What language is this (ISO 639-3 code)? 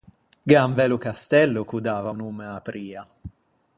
lij